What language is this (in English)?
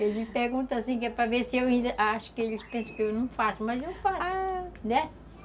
Portuguese